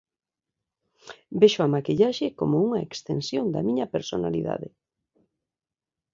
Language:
Galician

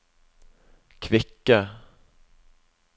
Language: Norwegian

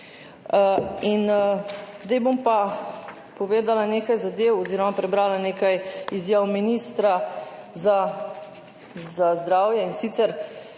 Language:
Slovenian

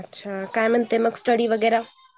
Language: Marathi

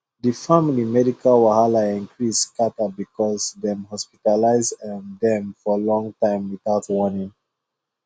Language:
Nigerian Pidgin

